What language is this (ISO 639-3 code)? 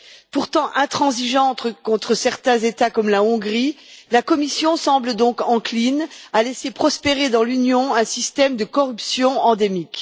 fra